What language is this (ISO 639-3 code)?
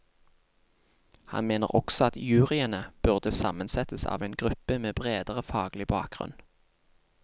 nor